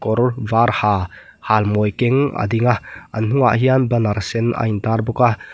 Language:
Mizo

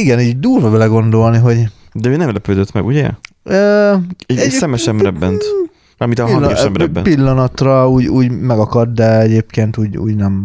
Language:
Hungarian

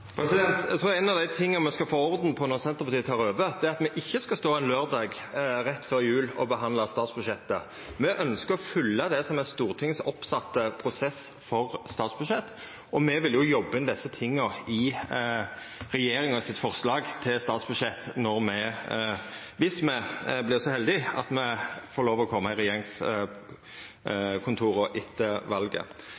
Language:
Norwegian Nynorsk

